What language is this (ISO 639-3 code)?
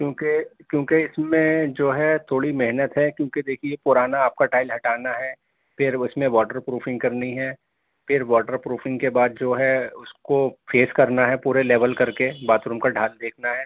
urd